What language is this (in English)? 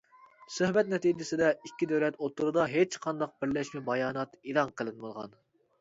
Uyghur